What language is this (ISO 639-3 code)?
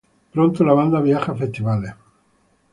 spa